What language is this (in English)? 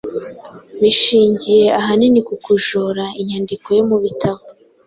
Kinyarwanda